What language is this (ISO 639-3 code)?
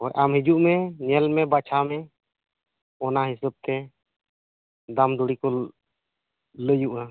sat